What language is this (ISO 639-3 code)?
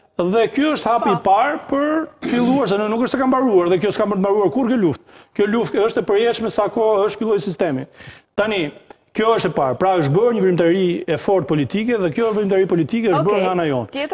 ron